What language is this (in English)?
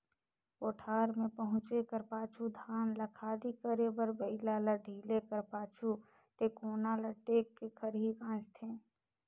Chhattisgarhi